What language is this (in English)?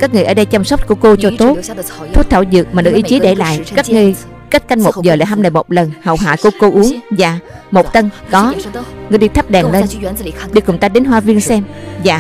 Vietnamese